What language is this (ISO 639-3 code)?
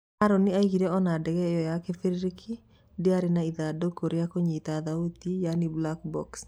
kik